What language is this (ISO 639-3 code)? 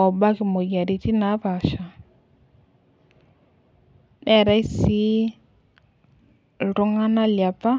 mas